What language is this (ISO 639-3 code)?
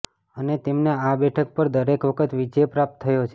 guj